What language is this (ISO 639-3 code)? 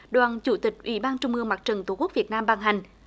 vie